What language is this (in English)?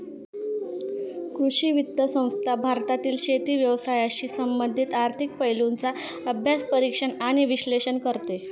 Marathi